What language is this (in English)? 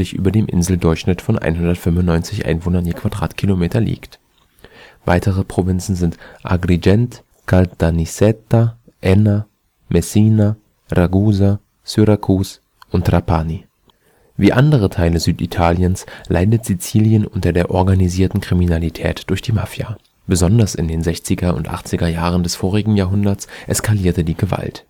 German